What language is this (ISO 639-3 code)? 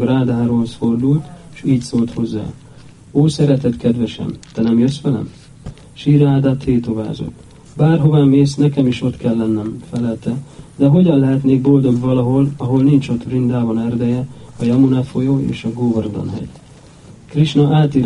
hun